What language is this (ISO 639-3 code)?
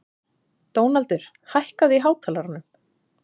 isl